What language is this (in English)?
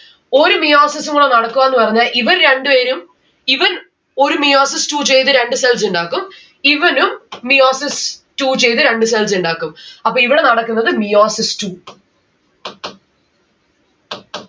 Malayalam